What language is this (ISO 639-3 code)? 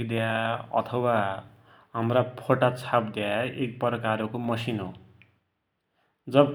dty